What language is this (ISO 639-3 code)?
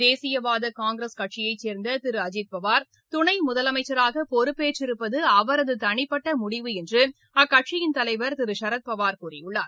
tam